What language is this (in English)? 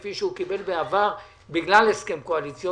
Hebrew